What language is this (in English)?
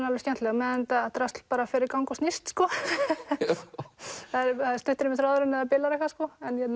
Icelandic